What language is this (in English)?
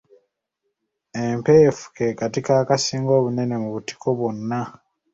Ganda